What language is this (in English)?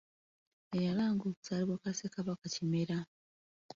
Ganda